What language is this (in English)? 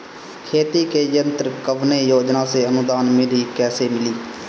Bhojpuri